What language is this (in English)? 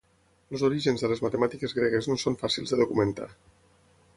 Catalan